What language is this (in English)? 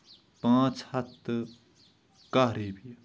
Kashmiri